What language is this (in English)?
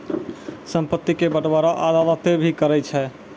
Maithili